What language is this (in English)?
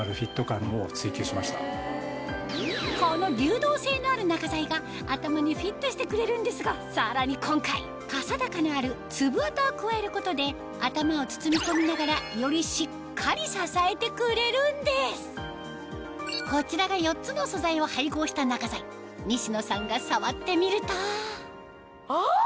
Japanese